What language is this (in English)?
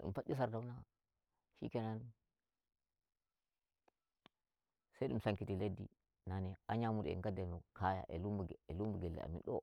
Nigerian Fulfulde